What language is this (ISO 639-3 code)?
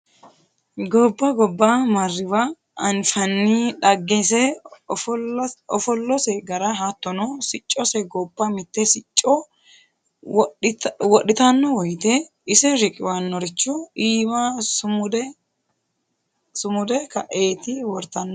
sid